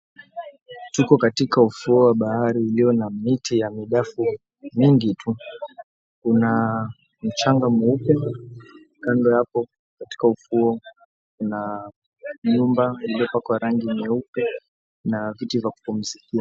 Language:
Swahili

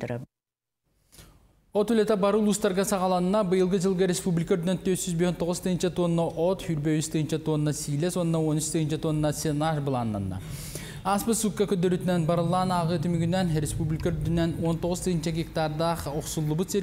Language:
Turkish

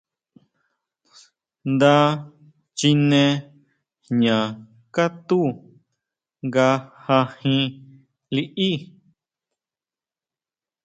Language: Huautla Mazatec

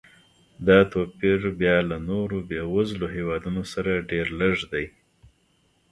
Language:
Pashto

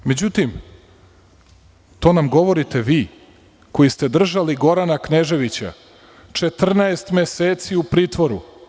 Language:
Serbian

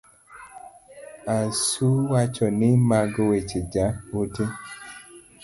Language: Luo (Kenya and Tanzania)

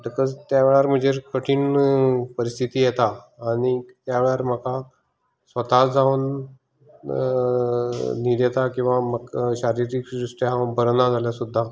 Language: Konkani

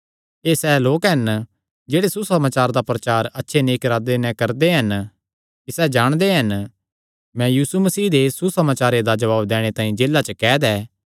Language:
Kangri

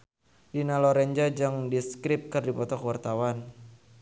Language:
Sundanese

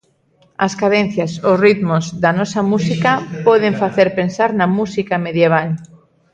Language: Galician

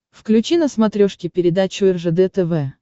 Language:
Russian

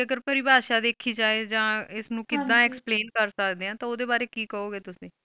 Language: Punjabi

